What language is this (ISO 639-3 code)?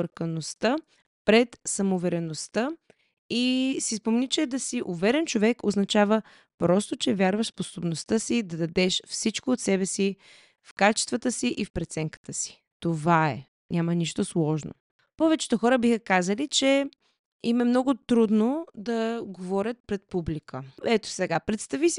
bul